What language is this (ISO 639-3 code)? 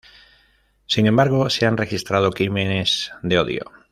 spa